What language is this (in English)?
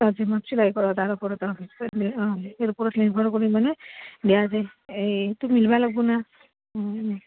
Assamese